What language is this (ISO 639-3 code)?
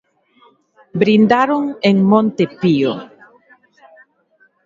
glg